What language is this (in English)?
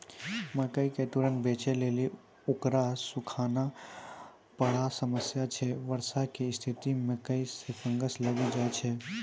Maithili